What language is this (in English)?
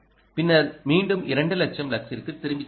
Tamil